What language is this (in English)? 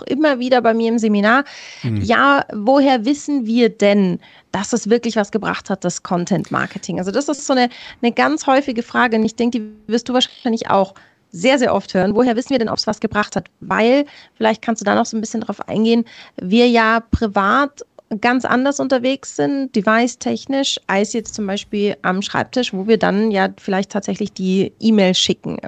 German